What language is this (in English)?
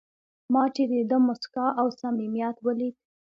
Pashto